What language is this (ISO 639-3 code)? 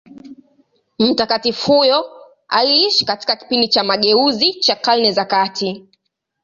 swa